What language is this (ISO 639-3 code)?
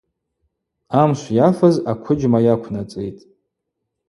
abq